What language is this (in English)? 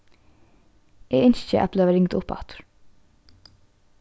Faroese